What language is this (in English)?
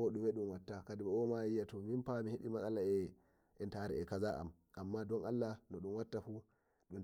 Nigerian Fulfulde